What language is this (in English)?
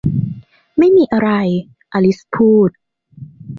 Thai